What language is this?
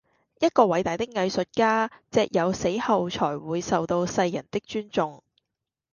Cantonese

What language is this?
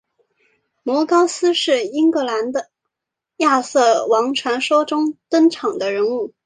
Chinese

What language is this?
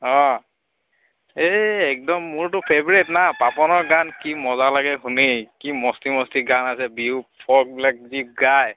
Assamese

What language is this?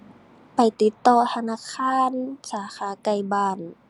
Thai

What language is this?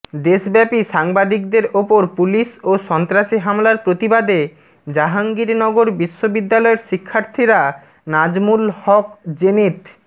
Bangla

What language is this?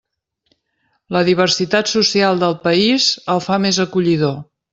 Catalan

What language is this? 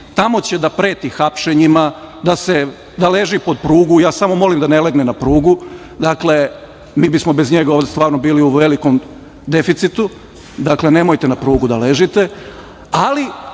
Serbian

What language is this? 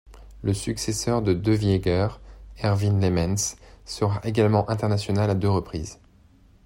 French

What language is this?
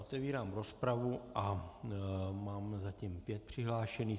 Czech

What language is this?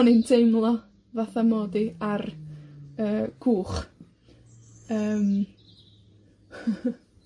Welsh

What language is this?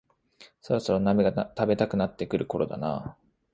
Japanese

